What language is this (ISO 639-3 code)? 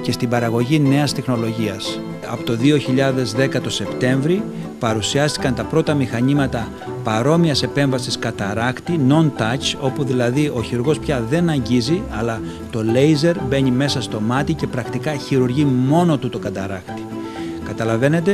ell